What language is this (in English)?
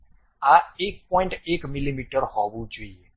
Gujarati